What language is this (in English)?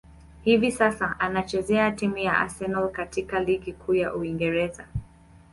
Swahili